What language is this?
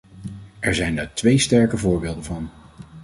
Dutch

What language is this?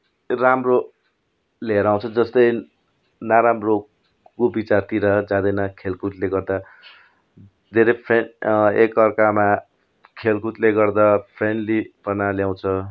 Nepali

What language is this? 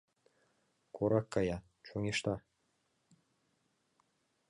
Mari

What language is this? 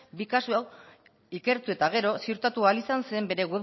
Basque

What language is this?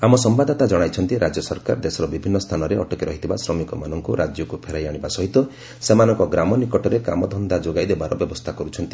Odia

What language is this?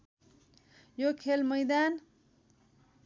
Nepali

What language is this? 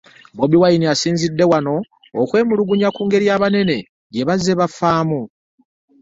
Ganda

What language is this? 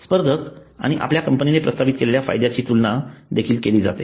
Marathi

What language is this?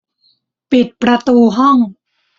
Thai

